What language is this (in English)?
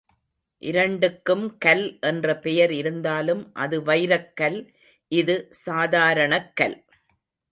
Tamil